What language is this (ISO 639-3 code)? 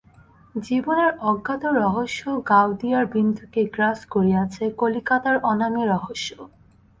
ben